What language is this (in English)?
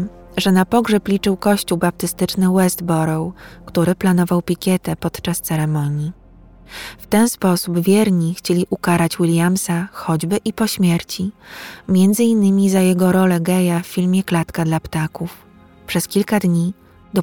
Polish